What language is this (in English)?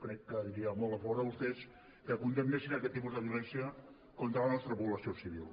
Catalan